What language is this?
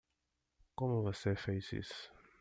Portuguese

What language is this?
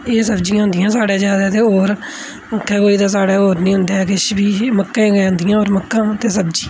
Dogri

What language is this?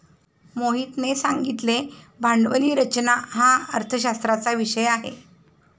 Marathi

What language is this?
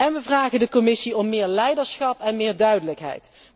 Dutch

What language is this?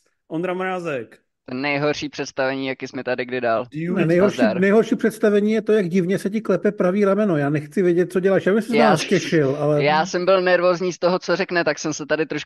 Czech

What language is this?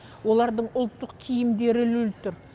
Kazakh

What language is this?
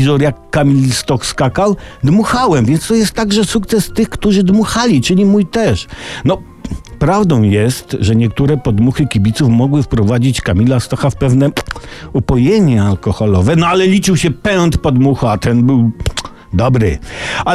Polish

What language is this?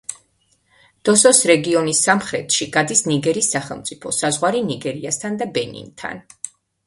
Georgian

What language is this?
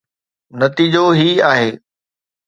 Sindhi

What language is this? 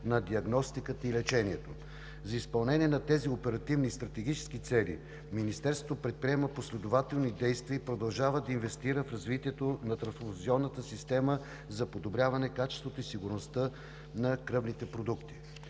Bulgarian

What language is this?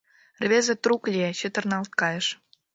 Mari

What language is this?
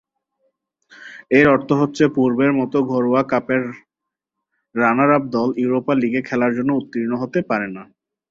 Bangla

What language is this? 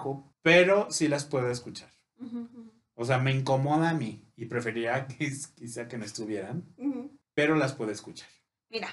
Spanish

